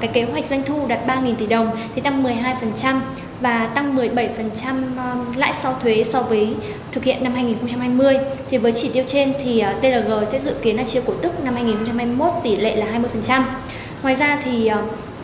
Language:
Vietnamese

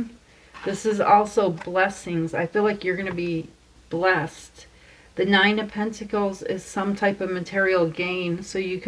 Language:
English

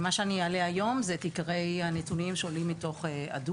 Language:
Hebrew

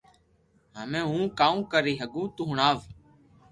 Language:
Loarki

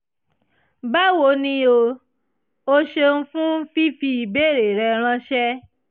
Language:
Yoruba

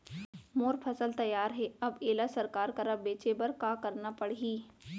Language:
Chhattisgarhi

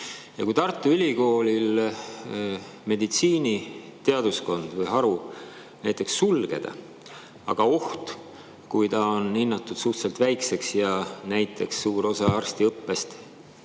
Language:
Estonian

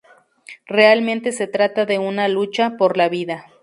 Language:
Spanish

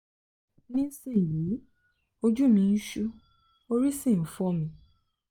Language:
Yoruba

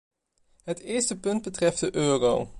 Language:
Dutch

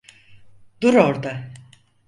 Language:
Turkish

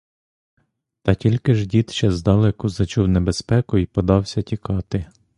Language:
Ukrainian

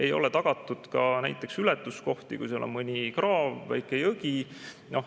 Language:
Estonian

